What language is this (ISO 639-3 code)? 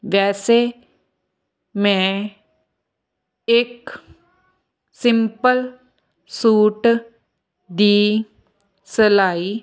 pan